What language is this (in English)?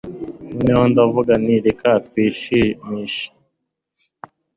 Kinyarwanda